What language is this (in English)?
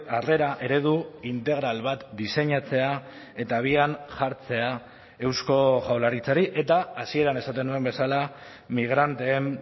Basque